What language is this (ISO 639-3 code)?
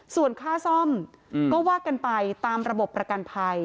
tha